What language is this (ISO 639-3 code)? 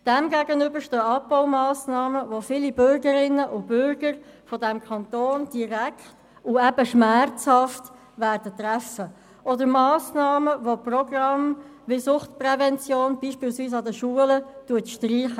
gsw